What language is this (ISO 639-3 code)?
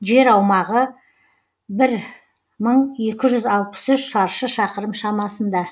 kaz